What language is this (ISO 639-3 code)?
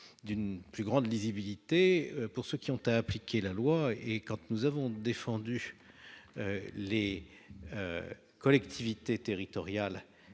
fra